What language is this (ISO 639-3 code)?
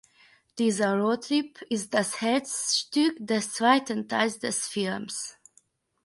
deu